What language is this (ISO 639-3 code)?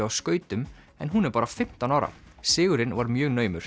isl